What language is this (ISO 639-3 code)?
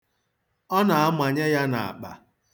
ibo